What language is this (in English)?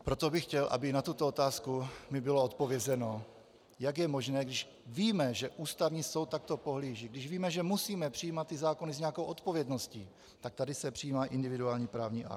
Czech